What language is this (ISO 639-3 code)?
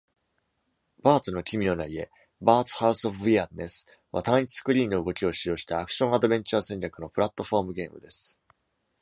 jpn